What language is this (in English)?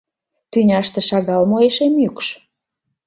Mari